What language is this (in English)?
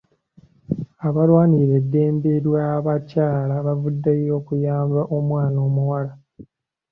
Ganda